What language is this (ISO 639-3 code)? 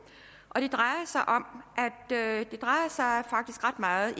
dan